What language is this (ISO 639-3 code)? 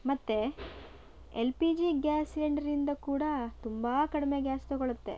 kan